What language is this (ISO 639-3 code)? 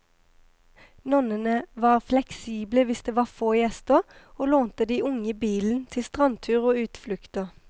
nor